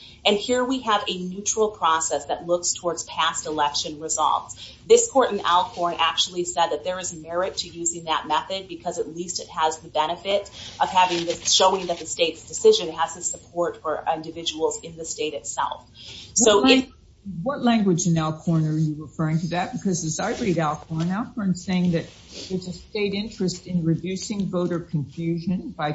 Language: English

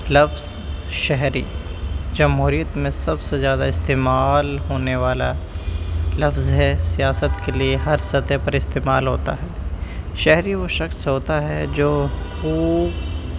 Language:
Urdu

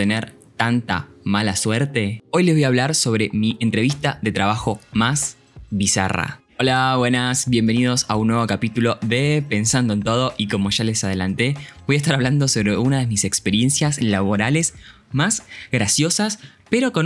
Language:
Spanish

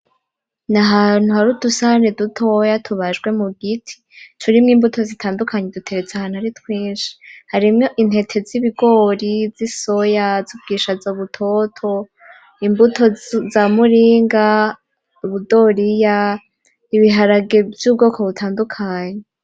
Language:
Rundi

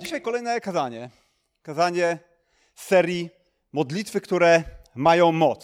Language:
Polish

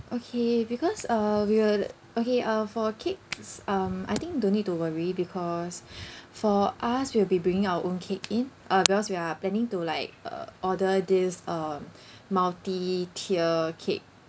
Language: English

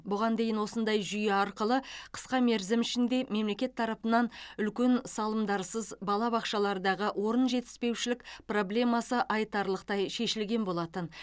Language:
Kazakh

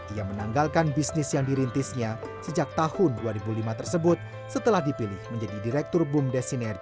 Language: Indonesian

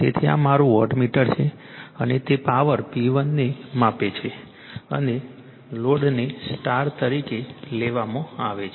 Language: Gujarati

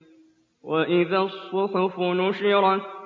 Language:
Arabic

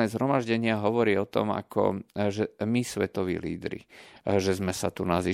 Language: Slovak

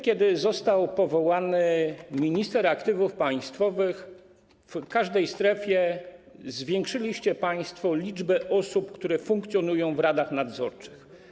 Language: Polish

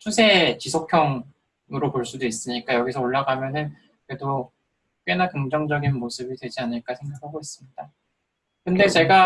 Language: Korean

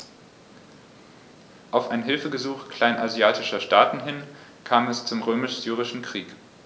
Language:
German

